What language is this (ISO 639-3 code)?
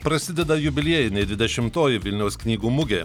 lit